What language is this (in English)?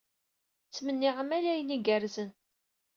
Kabyle